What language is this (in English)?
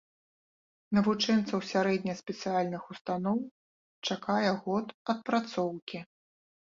Belarusian